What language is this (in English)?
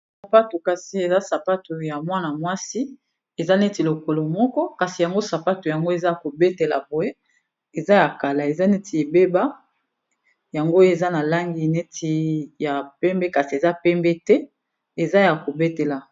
Lingala